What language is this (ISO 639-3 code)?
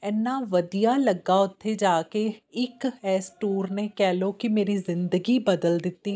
pan